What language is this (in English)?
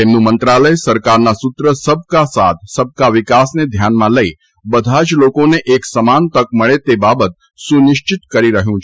Gujarati